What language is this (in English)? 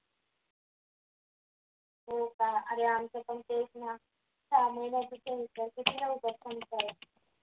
Marathi